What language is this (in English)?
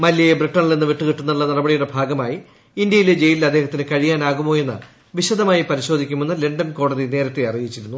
Malayalam